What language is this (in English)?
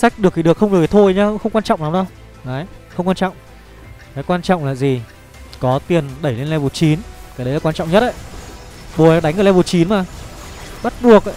Vietnamese